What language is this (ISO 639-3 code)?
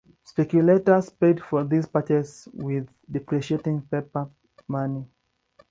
eng